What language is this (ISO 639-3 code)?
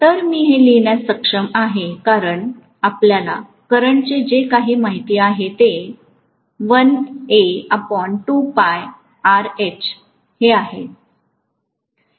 mar